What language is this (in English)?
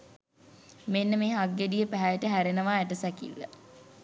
Sinhala